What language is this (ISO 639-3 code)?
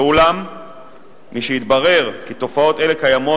heb